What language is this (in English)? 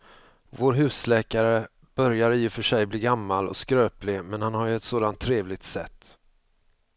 Swedish